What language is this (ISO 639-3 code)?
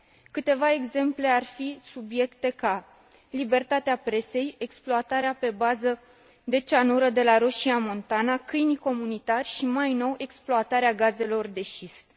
ron